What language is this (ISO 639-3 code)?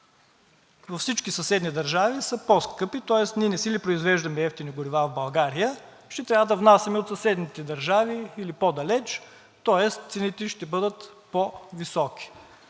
bul